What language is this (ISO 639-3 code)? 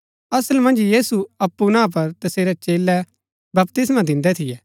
gbk